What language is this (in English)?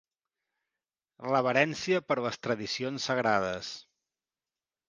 Catalan